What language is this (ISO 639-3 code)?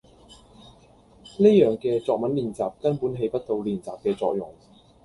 yue